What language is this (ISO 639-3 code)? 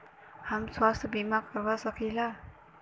bho